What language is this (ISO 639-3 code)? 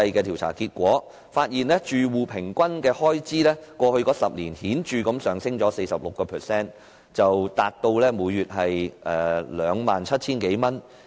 yue